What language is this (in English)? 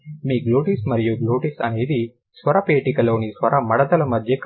Telugu